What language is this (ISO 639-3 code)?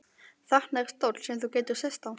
isl